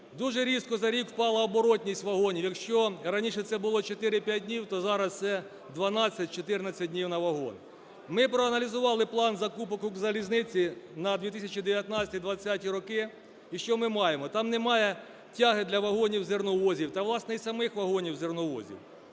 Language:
Ukrainian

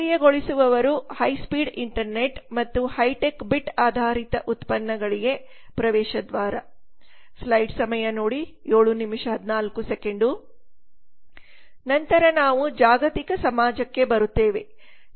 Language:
Kannada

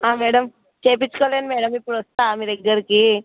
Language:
Telugu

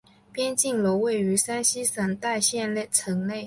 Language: Chinese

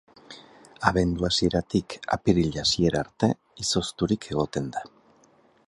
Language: Basque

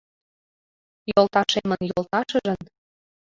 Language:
Mari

